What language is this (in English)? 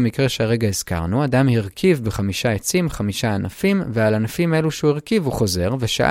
Hebrew